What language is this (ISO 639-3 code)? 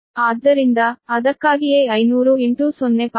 kan